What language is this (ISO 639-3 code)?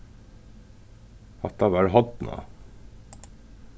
fao